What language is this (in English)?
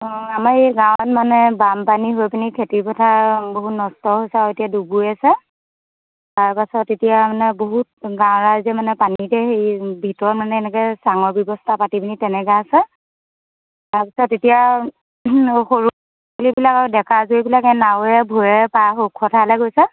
Assamese